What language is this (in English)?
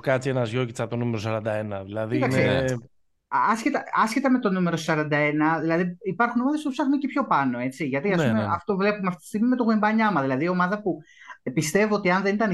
Greek